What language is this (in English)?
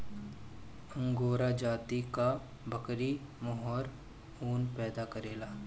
Bhojpuri